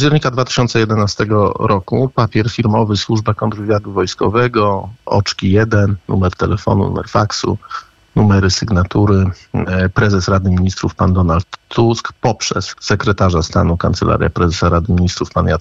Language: Polish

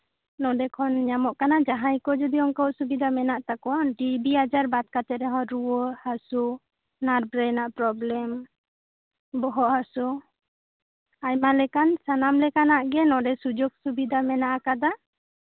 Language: Santali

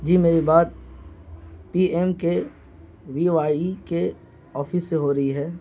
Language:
Urdu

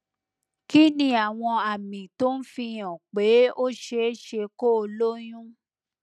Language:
Yoruba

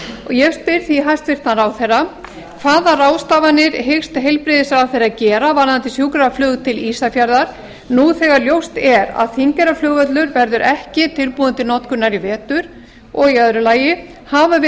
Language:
Icelandic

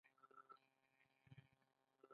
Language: Pashto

